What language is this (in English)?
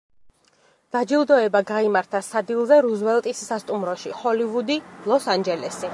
Georgian